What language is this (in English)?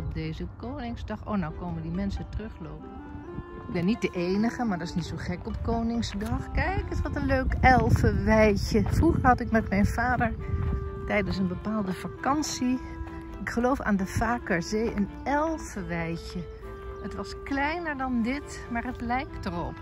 Dutch